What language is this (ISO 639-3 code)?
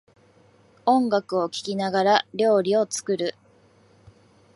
jpn